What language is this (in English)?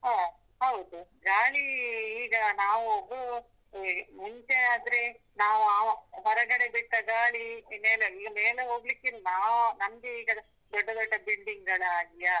Kannada